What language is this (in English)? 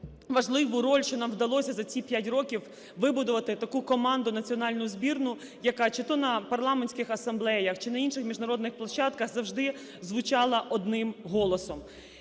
Ukrainian